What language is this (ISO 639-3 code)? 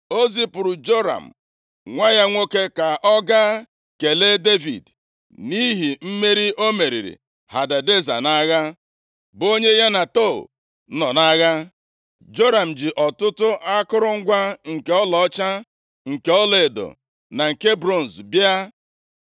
ibo